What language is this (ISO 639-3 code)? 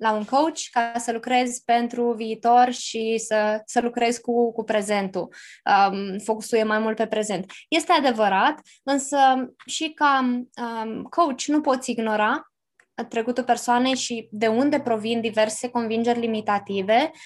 ron